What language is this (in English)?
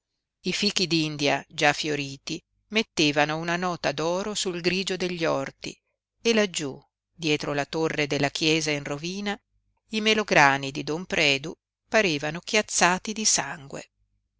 Italian